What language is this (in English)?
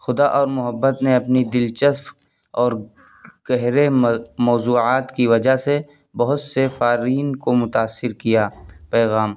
Urdu